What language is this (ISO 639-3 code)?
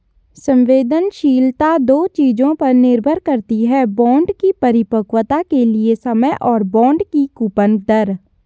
hin